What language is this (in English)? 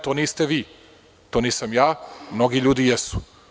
Serbian